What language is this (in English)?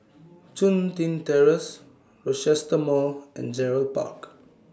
English